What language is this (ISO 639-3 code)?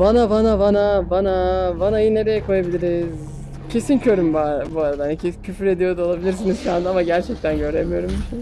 tur